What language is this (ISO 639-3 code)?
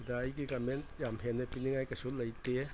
mni